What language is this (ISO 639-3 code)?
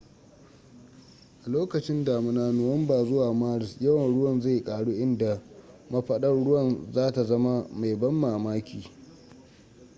hau